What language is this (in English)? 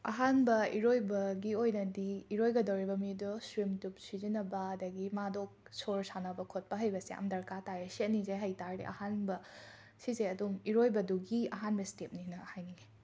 Manipuri